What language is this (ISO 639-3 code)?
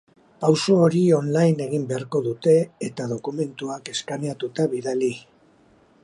eus